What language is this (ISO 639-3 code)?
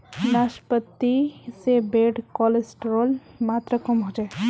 mag